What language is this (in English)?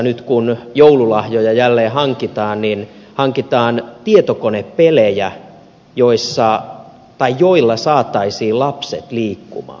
Finnish